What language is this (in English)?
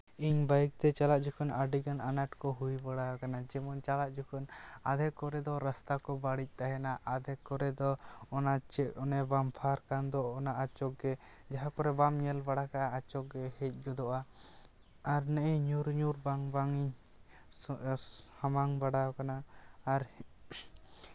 Santali